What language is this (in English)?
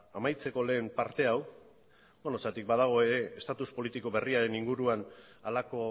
Basque